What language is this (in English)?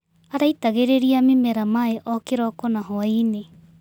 Kikuyu